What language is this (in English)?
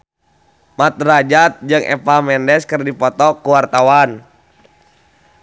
Sundanese